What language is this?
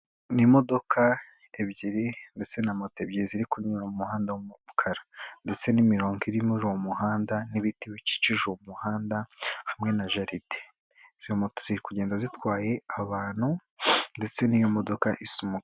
Kinyarwanda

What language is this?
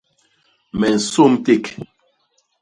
Basaa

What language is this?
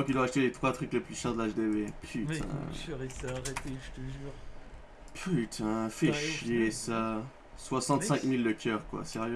French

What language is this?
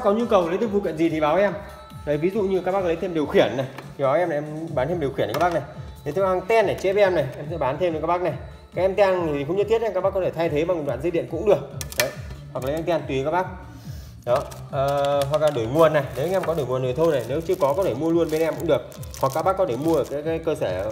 Vietnamese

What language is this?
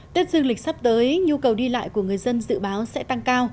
Vietnamese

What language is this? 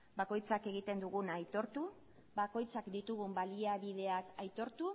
Basque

